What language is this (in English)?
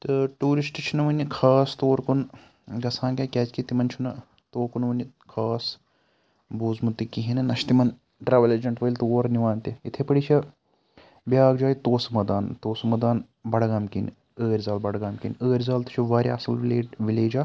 Kashmiri